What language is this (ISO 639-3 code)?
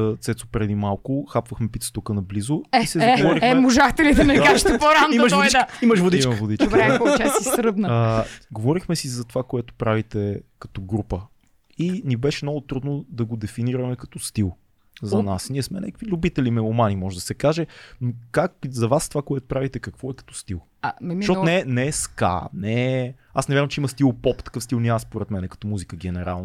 bul